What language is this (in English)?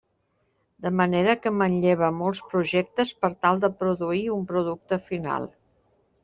Catalan